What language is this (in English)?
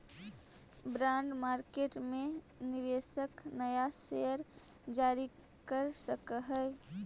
Magahi